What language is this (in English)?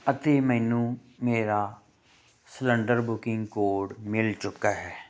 Punjabi